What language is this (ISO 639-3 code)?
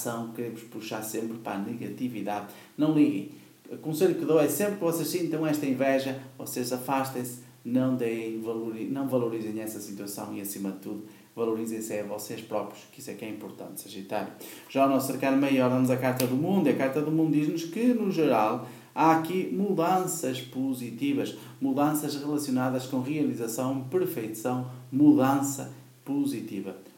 por